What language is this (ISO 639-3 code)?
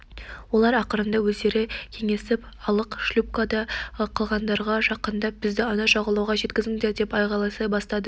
kaz